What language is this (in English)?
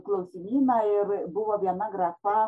Lithuanian